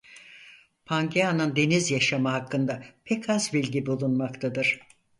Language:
Turkish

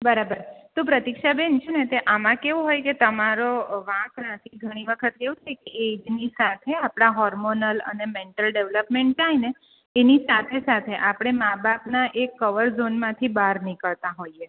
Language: Gujarati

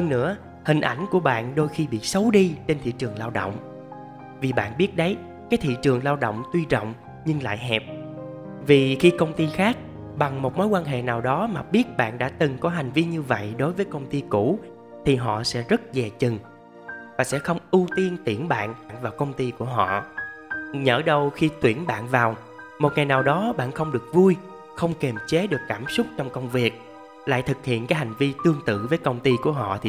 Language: Vietnamese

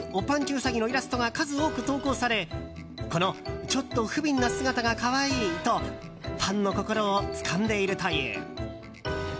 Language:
Japanese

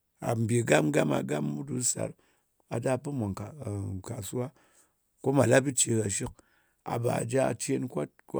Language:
Ngas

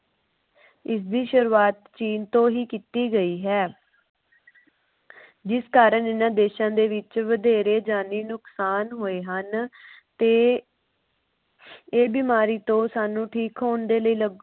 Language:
Punjabi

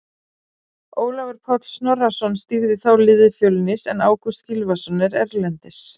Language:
Icelandic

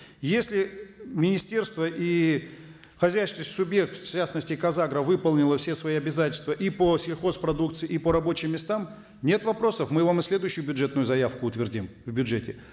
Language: Kazakh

